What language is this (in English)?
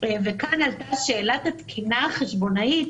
Hebrew